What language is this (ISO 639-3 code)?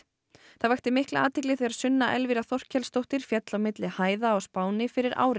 isl